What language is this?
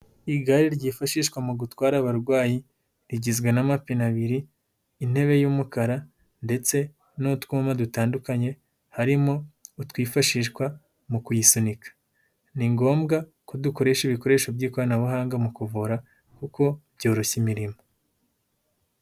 Kinyarwanda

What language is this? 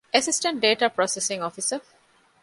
Divehi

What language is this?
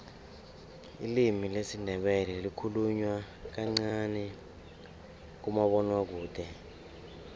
South Ndebele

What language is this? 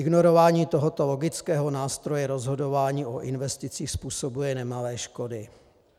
Czech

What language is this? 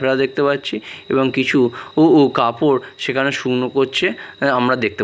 Bangla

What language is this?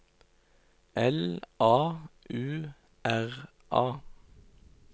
Norwegian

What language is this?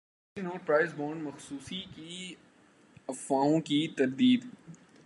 Urdu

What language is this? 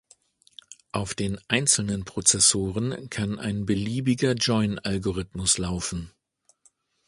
German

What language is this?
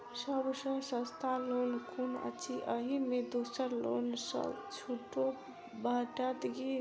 Maithili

